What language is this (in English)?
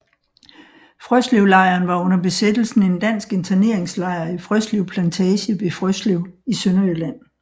Danish